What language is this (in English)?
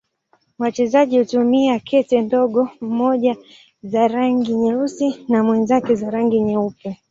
Swahili